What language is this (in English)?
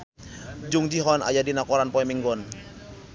Sundanese